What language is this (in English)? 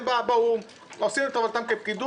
Hebrew